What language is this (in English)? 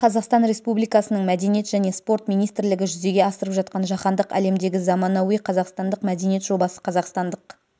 Kazakh